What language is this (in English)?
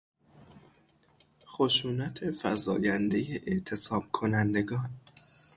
Persian